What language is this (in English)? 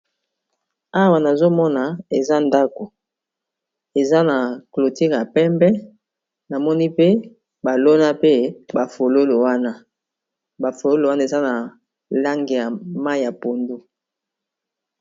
Lingala